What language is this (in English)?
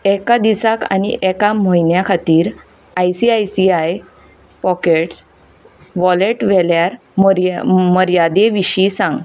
Konkani